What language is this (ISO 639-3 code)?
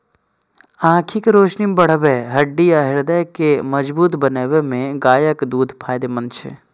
mai